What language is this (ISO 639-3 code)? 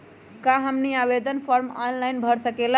mag